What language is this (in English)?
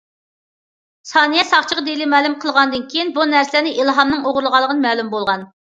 Uyghur